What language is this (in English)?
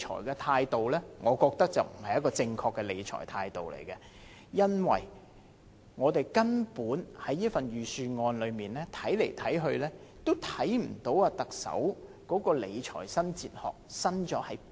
Cantonese